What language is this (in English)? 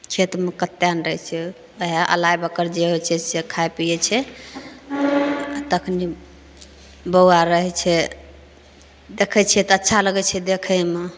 Maithili